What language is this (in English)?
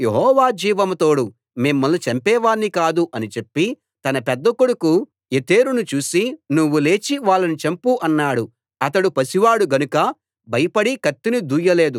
Telugu